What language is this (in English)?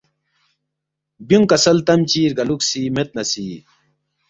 Balti